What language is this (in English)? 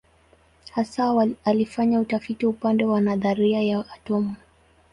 Swahili